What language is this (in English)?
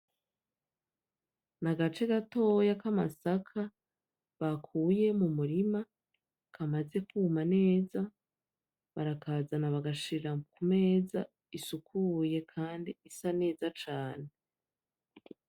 Rundi